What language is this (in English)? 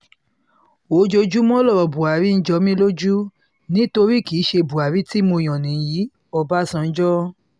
Yoruba